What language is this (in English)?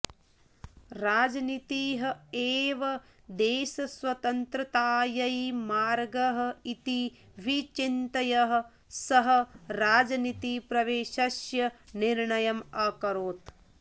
Sanskrit